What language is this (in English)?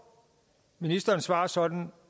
Danish